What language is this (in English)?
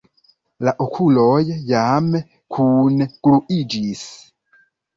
Esperanto